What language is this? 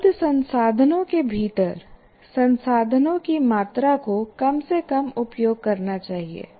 Hindi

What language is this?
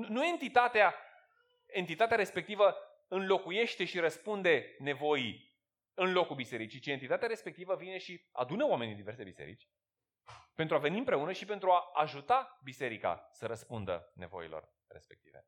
Romanian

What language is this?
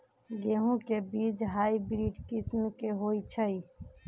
Magahi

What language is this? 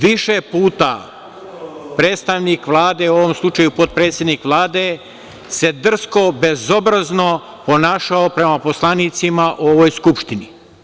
Serbian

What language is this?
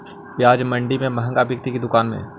Magahi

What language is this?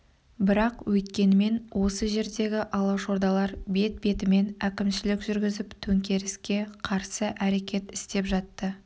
Kazakh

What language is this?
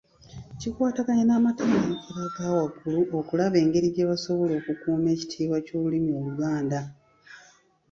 Ganda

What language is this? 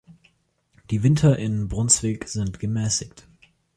German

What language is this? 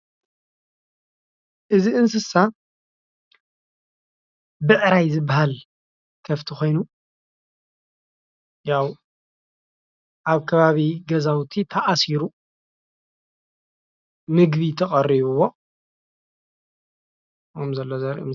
Tigrinya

